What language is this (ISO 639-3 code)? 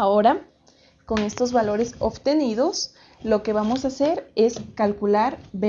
spa